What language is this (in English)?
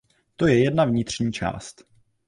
Czech